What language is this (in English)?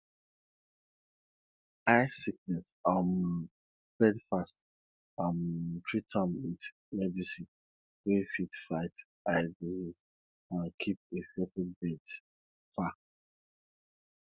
Nigerian Pidgin